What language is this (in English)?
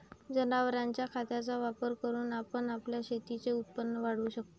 Marathi